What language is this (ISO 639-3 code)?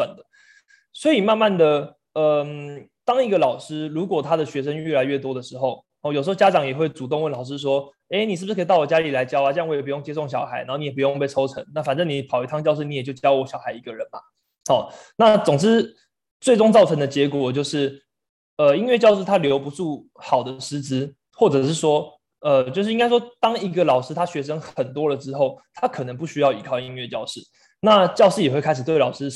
zho